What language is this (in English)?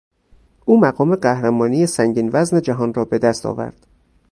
Persian